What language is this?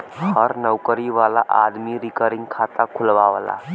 Bhojpuri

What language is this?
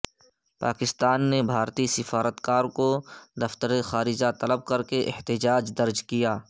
Urdu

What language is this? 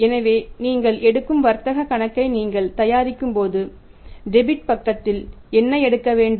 Tamil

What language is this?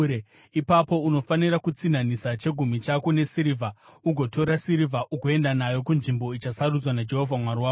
Shona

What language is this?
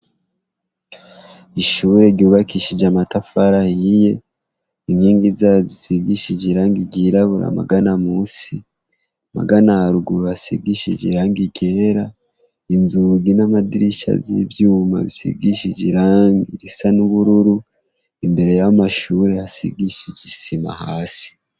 Rundi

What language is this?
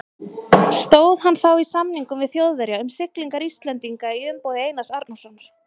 Icelandic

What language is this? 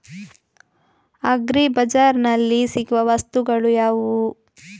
Kannada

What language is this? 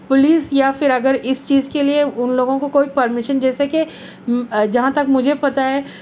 Urdu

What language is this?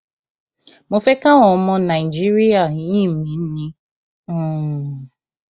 Yoruba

